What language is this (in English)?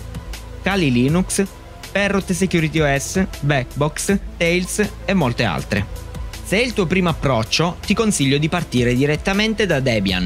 Italian